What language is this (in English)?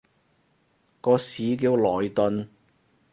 Cantonese